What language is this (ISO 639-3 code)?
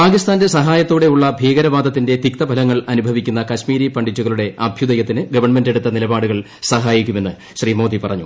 mal